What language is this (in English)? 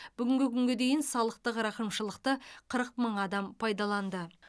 Kazakh